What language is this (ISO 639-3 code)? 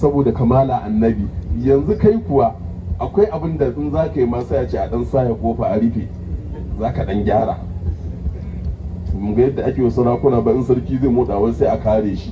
ara